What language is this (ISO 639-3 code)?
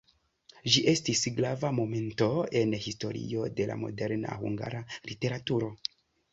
epo